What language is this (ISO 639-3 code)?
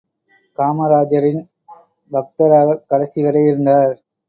tam